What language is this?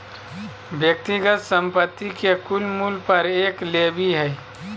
Magahi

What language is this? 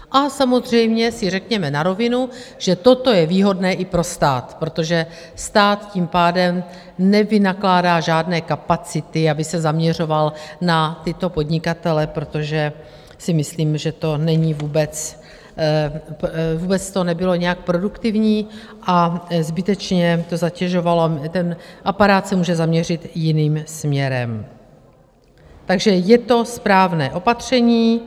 Czech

